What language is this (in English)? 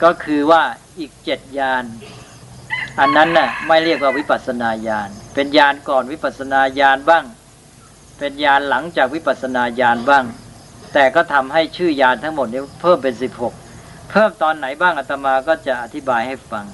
Thai